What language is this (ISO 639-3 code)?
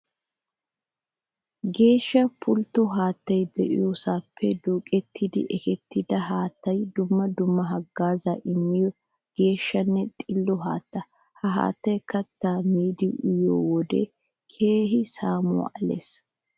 wal